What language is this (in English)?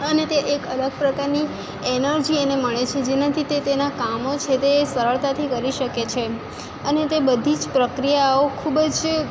Gujarati